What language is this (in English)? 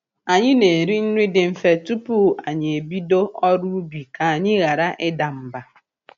Igbo